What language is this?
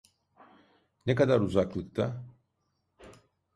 Turkish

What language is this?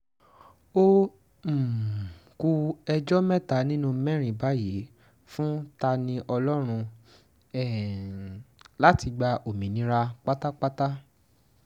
Yoruba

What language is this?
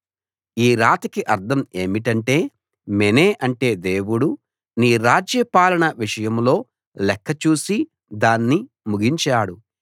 Telugu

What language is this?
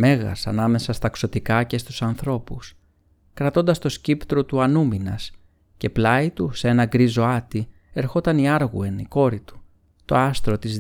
Greek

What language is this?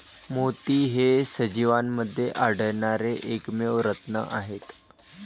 Marathi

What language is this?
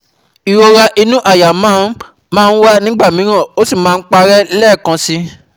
Yoruba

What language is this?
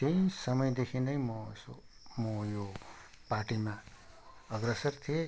Nepali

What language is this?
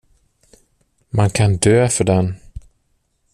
Swedish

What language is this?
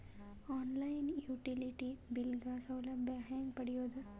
Kannada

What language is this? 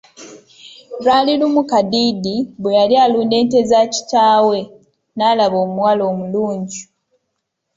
Ganda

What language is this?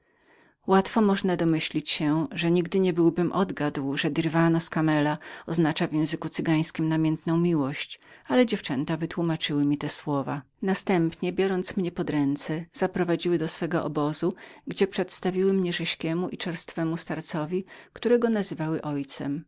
Polish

